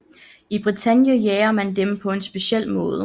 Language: Danish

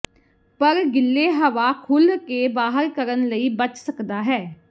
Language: Punjabi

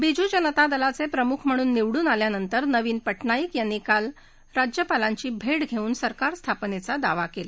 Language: Marathi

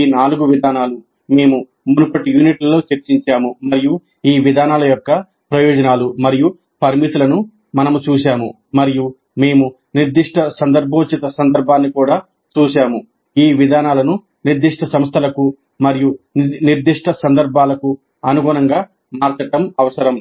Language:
Telugu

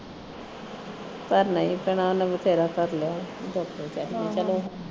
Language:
Punjabi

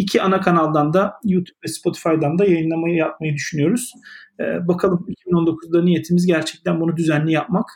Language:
Turkish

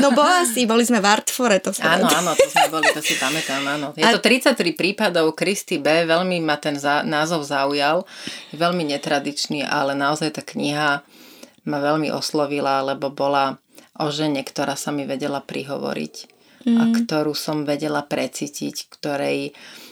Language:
Slovak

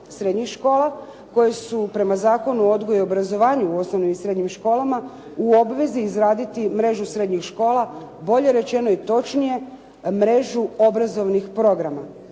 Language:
Croatian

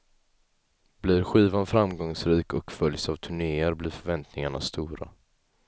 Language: Swedish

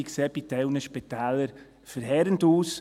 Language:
Swiss German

